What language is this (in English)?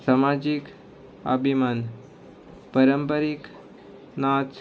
Konkani